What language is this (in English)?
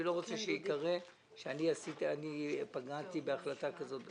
Hebrew